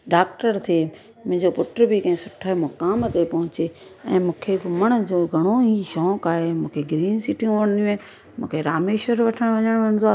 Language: Sindhi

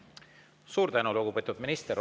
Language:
Estonian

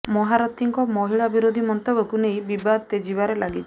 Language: Odia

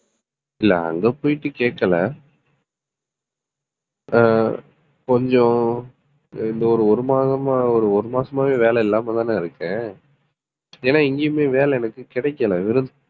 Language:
Tamil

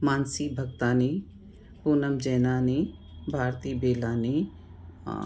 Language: Sindhi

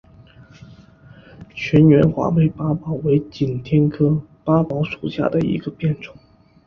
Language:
Chinese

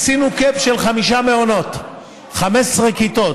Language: Hebrew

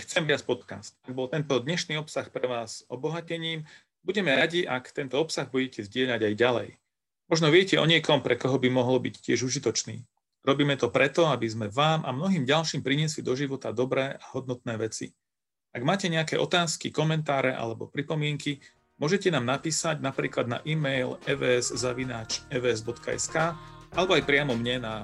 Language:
Slovak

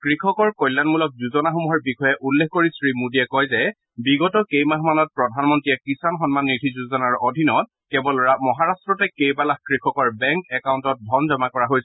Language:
Assamese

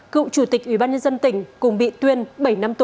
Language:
Vietnamese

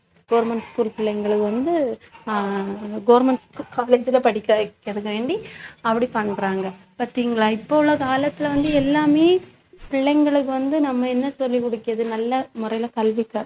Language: Tamil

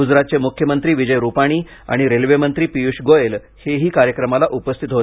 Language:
Marathi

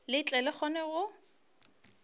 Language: Northern Sotho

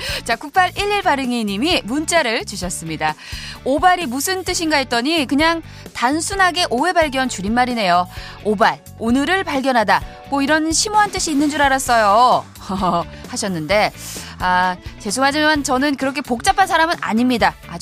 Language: Korean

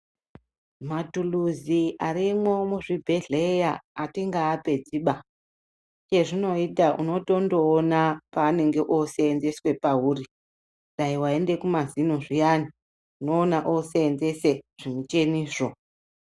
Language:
Ndau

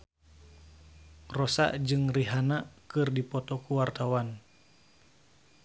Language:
Sundanese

